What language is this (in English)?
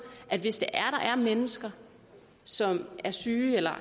Danish